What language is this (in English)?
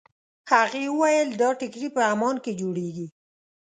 Pashto